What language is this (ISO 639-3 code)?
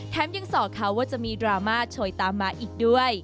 tha